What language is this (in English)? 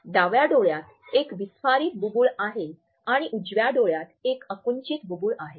Marathi